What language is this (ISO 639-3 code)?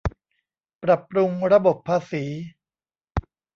tha